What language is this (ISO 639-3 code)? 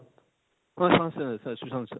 ori